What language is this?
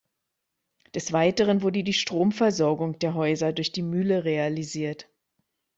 German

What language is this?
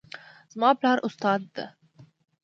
Pashto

